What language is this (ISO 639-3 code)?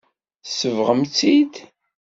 kab